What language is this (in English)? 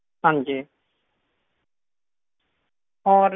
Punjabi